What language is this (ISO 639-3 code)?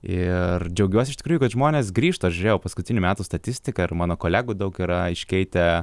lit